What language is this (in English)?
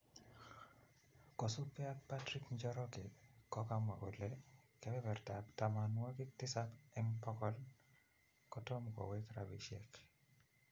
Kalenjin